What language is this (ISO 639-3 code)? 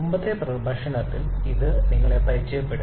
mal